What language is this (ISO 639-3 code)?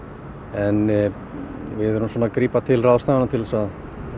isl